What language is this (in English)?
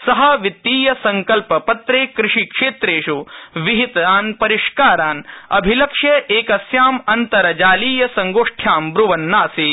Sanskrit